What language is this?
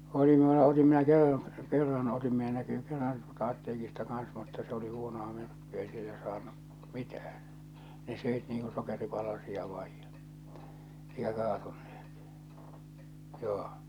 Finnish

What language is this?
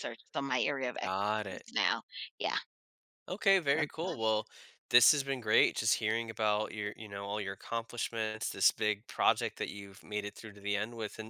English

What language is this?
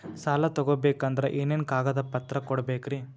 Kannada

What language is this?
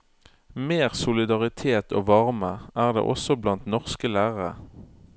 Norwegian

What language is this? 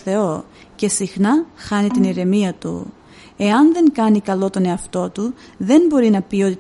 Greek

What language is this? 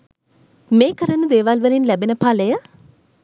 Sinhala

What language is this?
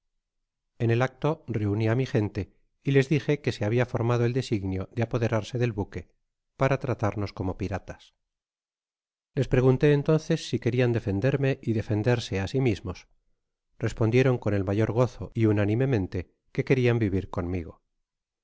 Spanish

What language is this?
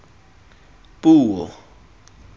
Tswana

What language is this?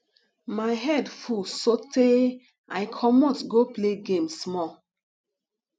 Nigerian Pidgin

